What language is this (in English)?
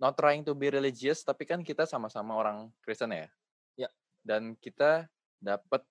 Indonesian